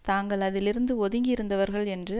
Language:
Tamil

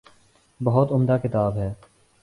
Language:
Urdu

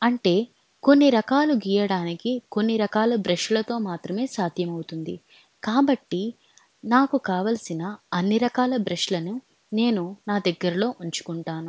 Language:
Telugu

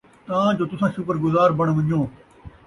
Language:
Saraiki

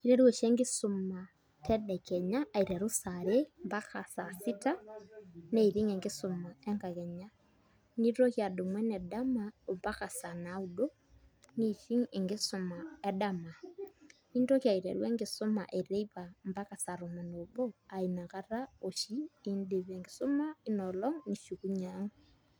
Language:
Masai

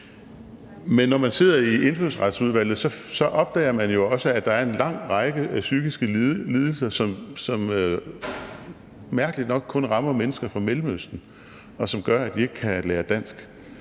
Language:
Danish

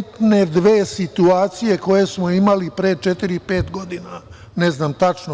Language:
Serbian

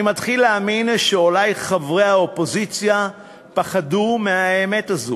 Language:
Hebrew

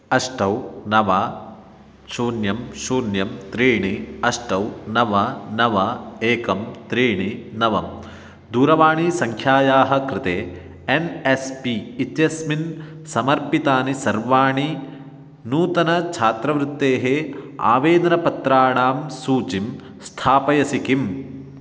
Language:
Sanskrit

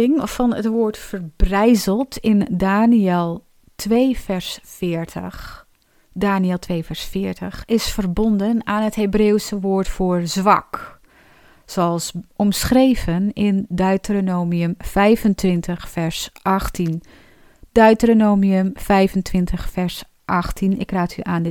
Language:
Dutch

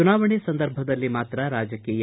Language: Kannada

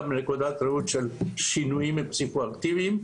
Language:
Hebrew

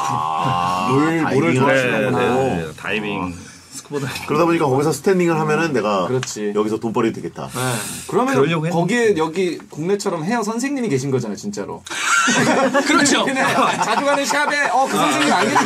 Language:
Korean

